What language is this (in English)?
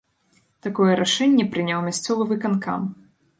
Belarusian